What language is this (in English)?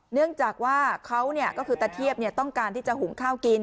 Thai